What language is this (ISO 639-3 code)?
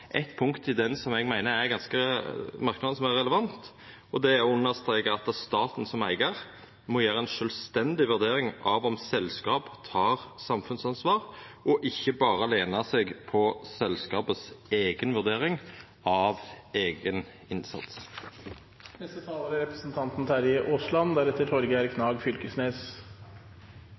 nno